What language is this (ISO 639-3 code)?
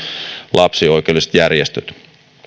fin